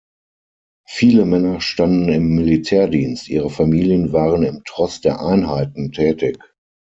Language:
German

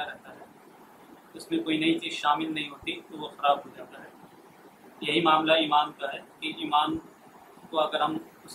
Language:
Urdu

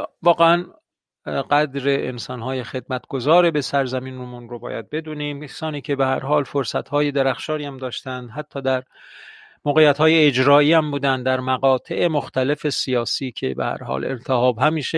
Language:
Persian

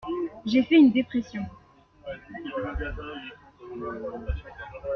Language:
French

